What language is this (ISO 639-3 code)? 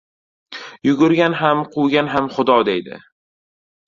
uzb